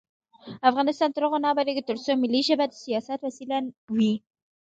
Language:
Pashto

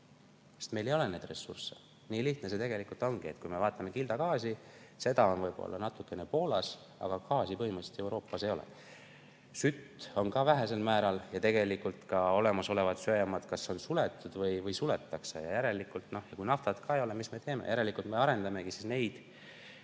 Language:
Estonian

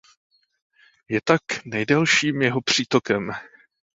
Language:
Czech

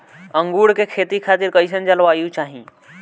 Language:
Bhojpuri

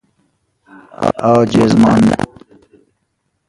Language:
Persian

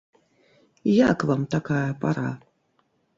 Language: Belarusian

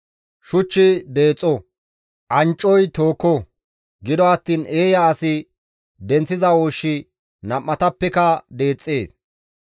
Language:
Gamo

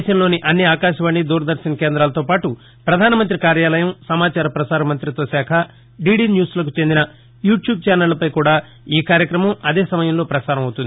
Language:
Telugu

